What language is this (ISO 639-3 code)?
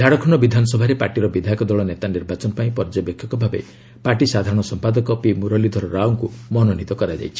ori